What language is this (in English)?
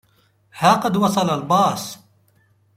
Arabic